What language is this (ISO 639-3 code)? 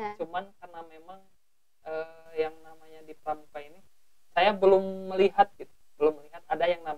ind